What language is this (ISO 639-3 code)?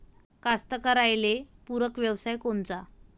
mar